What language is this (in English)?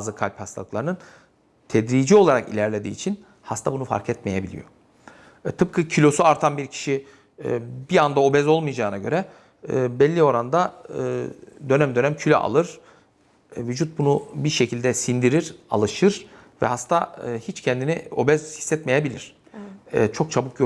Turkish